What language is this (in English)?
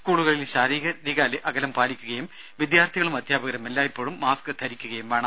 Malayalam